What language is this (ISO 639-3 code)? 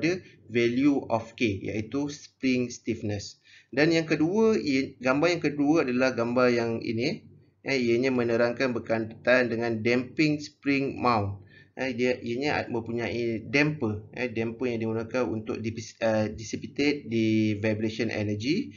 msa